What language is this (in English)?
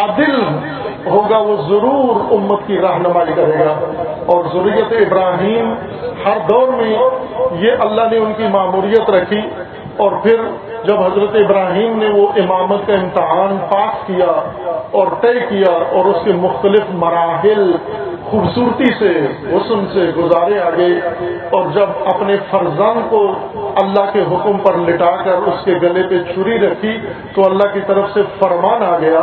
Urdu